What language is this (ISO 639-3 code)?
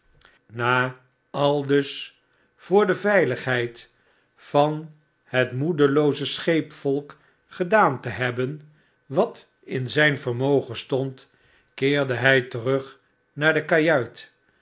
nld